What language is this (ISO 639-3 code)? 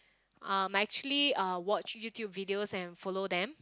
eng